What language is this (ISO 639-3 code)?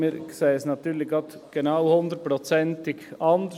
gsw